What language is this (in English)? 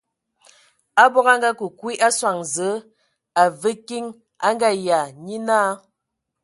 Ewondo